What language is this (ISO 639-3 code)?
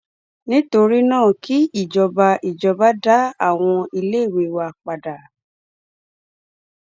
yor